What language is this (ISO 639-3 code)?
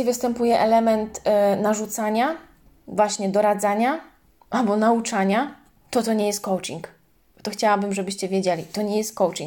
pol